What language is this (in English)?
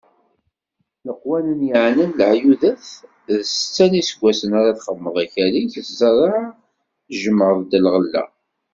Kabyle